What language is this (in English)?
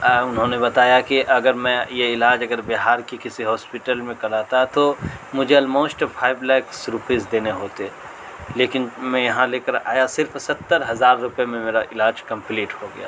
Urdu